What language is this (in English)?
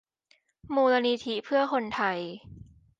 Thai